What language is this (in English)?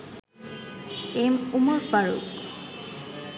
Bangla